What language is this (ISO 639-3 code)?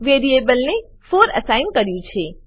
guj